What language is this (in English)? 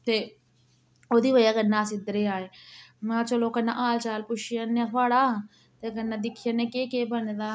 Dogri